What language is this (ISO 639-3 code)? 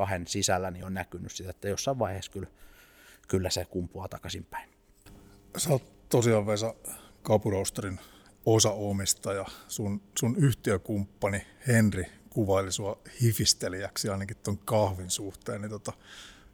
fin